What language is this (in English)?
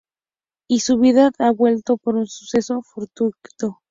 Spanish